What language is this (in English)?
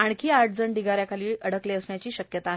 Marathi